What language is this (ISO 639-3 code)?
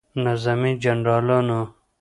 pus